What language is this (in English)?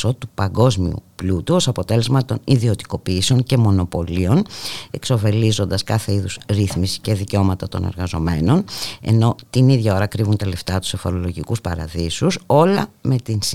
Greek